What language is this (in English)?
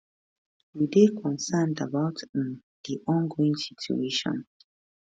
Nigerian Pidgin